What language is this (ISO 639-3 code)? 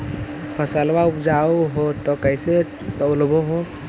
mag